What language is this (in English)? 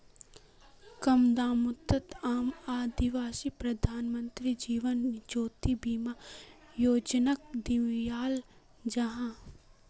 Magahi